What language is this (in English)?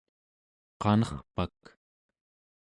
Central Yupik